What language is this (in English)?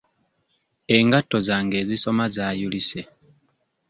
Ganda